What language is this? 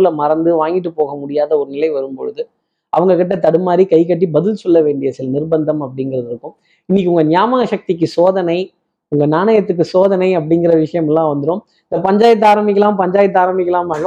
Tamil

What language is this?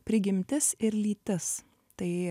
Lithuanian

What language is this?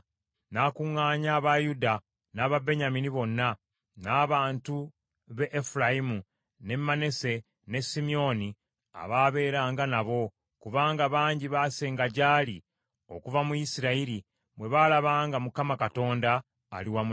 Ganda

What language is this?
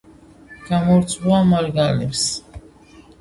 Georgian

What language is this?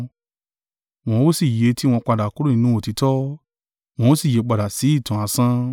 Yoruba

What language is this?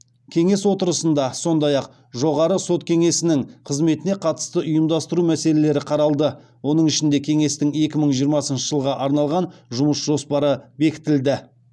Kazakh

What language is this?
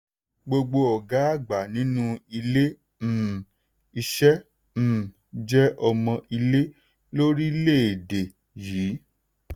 Yoruba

